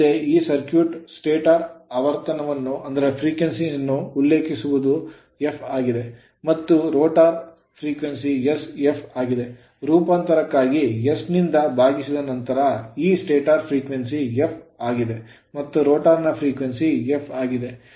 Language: Kannada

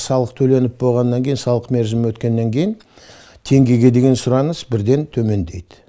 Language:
Kazakh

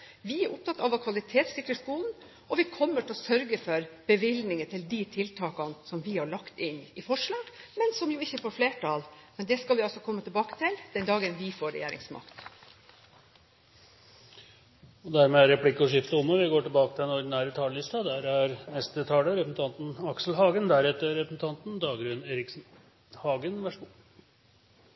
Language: Norwegian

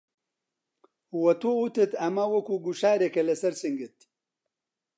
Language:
Central Kurdish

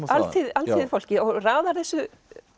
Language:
Icelandic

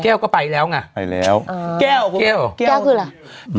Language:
Thai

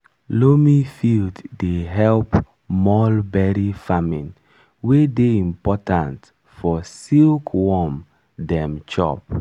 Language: Nigerian Pidgin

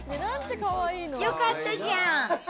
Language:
Japanese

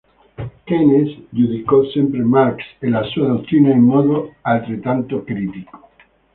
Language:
Italian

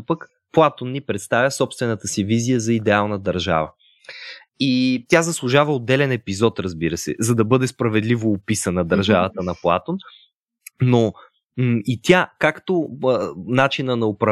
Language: Bulgarian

